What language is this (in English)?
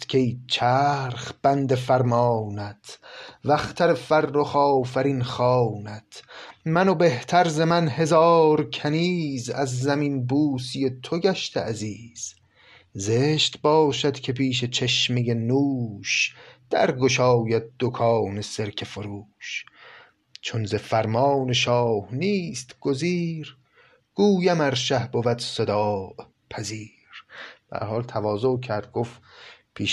Persian